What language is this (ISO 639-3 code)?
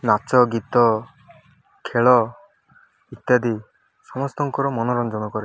ori